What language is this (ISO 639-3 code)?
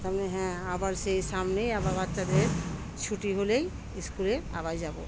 ben